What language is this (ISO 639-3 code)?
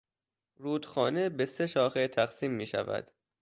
fas